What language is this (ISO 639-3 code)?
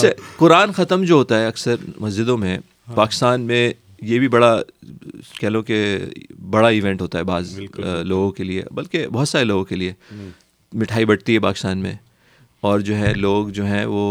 urd